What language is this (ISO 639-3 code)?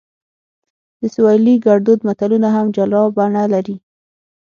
pus